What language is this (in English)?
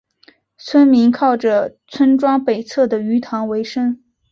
Chinese